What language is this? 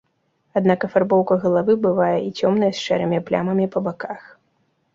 Belarusian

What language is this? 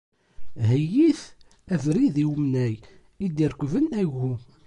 Kabyle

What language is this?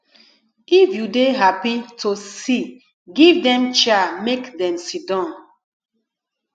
Nigerian Pidgin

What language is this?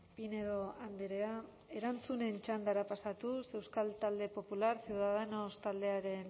Basque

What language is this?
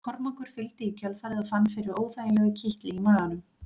Icelandic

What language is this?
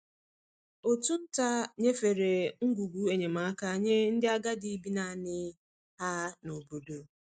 Igbo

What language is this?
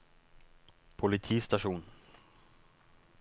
Norwegian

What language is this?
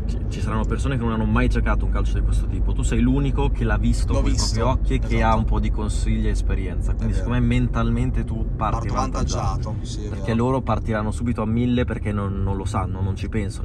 Italian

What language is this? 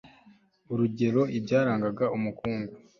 Kinyarwanda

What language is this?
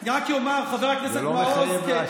Hebrew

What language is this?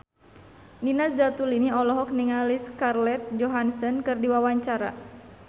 Sundanese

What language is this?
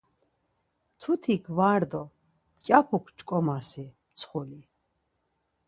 Laz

